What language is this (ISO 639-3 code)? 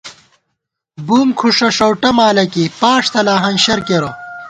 gwt